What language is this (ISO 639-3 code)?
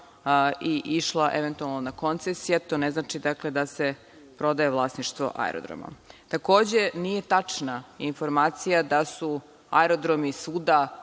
srp